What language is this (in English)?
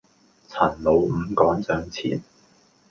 Cantonese